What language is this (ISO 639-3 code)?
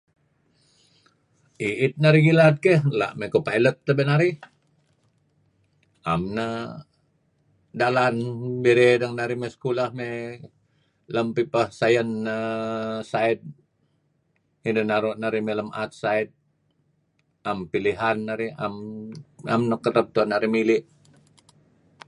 kzi